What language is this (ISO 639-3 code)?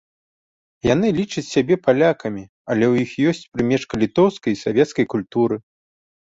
bel